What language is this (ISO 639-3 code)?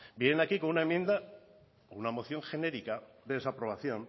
spa